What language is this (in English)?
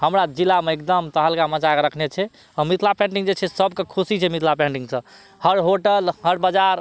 Maithili